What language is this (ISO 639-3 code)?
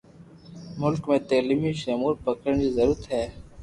lrk